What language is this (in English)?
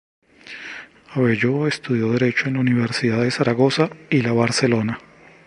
Spanish